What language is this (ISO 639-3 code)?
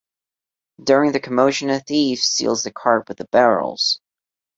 eng